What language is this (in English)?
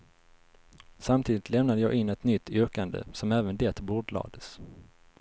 Swedish